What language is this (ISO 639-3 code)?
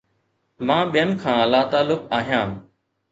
snd